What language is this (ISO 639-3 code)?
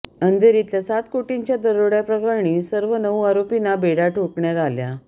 mar